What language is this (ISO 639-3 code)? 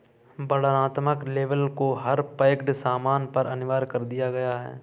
hin